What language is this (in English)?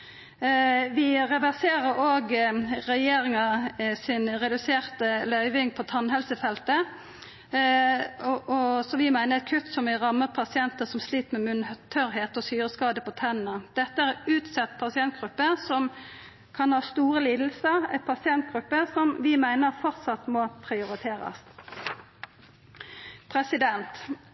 Norwegian Nynorsk